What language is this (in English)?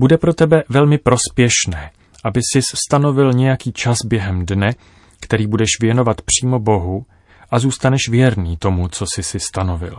Czech